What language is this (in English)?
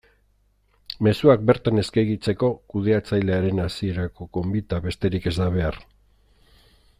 Basque